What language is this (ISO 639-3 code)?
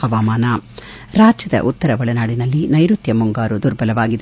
kan